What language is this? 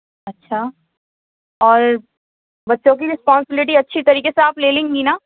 Urdu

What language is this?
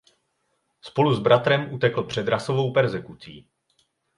Czech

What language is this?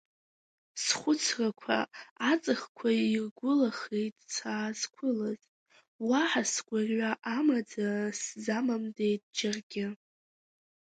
Abkhazian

